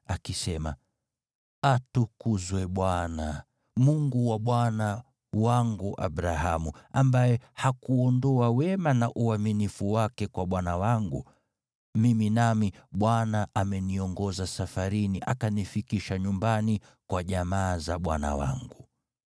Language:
Swahili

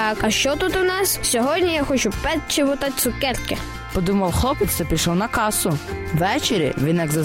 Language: Ukrainian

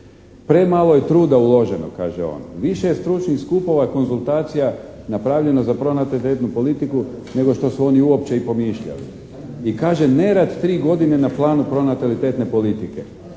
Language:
Croatian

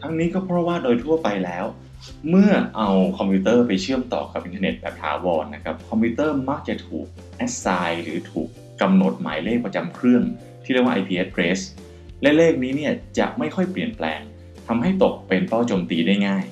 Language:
Thai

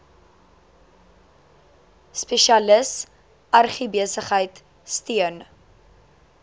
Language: Afrikaans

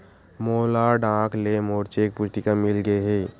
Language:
Chhattisgarhi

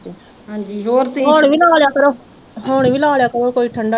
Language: Punjabi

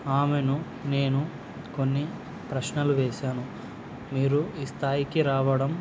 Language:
Telugu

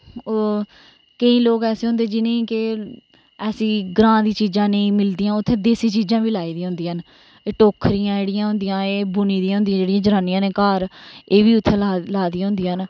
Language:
Dogri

